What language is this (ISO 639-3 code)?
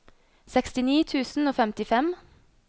nor